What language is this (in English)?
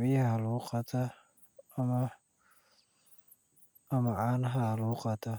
Somali